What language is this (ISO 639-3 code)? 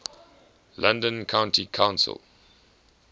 eng